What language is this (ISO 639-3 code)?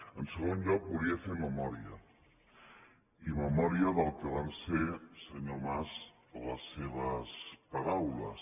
cat